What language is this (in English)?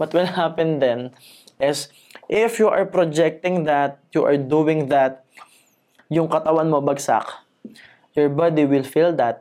Filipino